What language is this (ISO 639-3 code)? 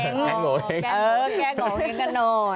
tha